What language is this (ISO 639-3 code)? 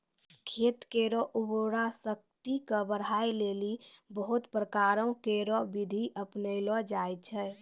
mai